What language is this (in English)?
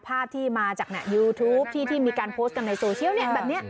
Thai